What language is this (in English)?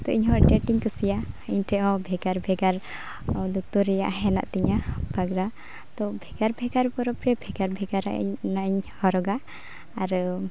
Santali